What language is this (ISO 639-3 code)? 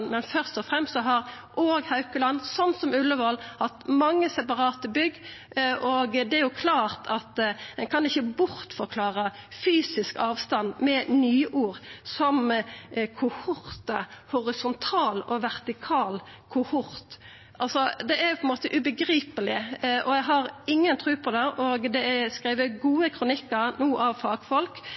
nno